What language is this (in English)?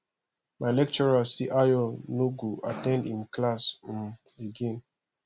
Nigerian Pidgin